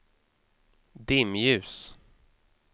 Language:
Swedish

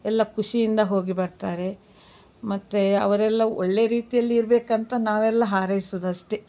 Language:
Kannada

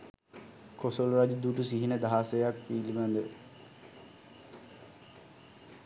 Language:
Sinhala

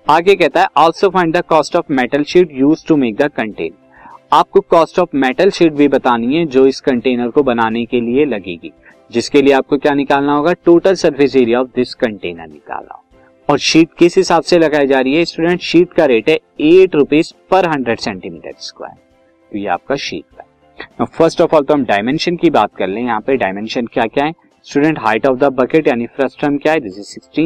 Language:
Hindi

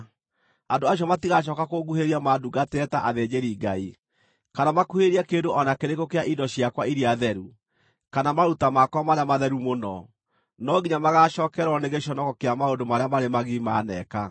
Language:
Kikuyu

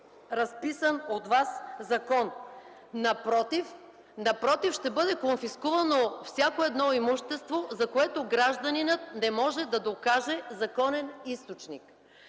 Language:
Bulgarian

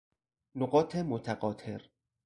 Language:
Persian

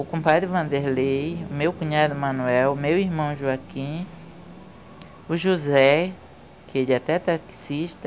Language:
Portuguese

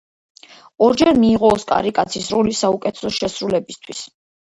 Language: Georgian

